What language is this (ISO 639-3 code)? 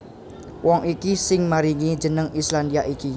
jav